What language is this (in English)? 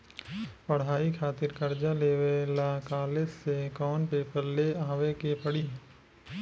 Bhojpuri